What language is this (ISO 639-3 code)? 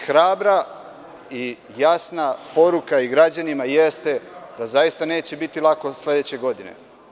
srp